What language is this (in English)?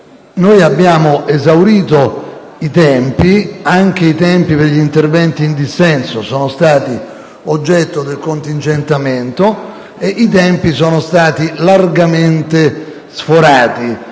Italian